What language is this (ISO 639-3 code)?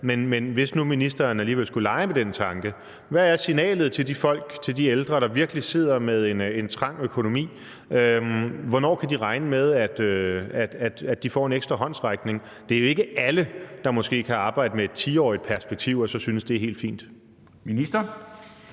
dan